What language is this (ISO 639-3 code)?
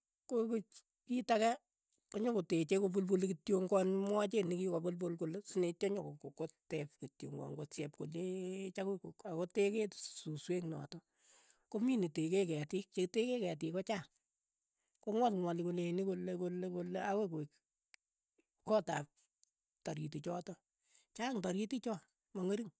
eyo